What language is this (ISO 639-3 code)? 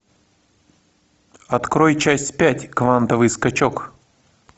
rus